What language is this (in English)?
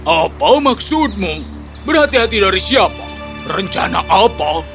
Indonesian